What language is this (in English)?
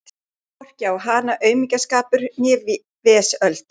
Icelandic